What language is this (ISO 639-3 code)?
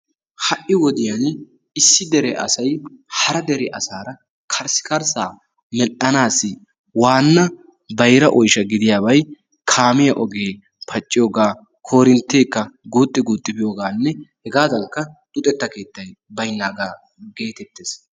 wal